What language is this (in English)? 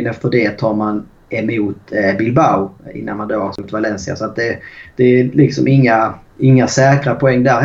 Swedish